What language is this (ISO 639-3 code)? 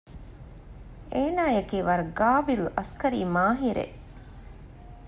div